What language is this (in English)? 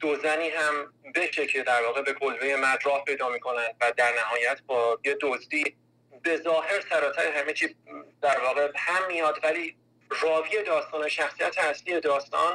Persian